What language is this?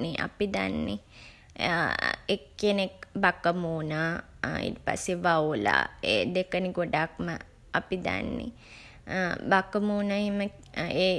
Sinhala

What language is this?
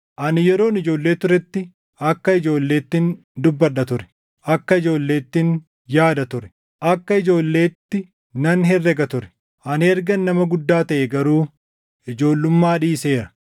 Oromo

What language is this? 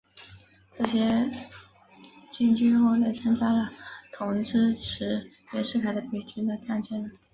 Chinese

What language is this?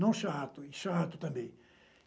Portuguese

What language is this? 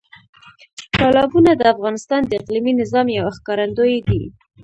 Pashto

